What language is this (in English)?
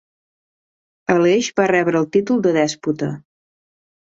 Catalan